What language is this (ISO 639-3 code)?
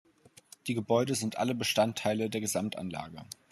deu